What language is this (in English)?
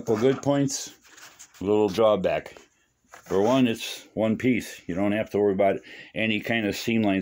English